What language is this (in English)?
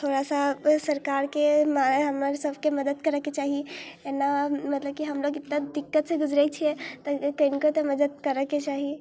Maithili